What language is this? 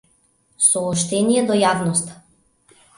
Macedonian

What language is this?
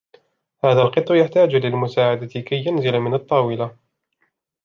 Arabic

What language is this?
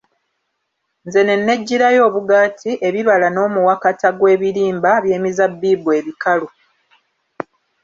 Ganda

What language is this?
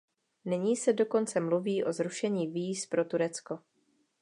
Czech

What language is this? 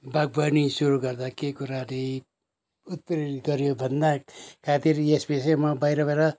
Nepali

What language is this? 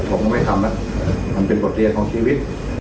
Thai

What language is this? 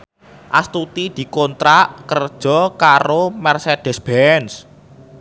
Javanese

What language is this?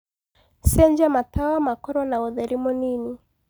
Kikuyu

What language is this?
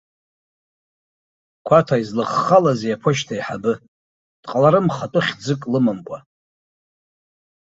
Abkhazian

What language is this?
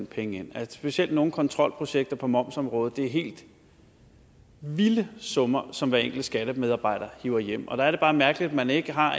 Danish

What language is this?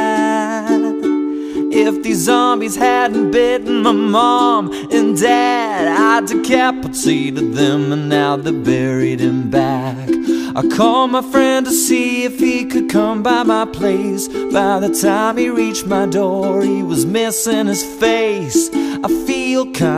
Hebrew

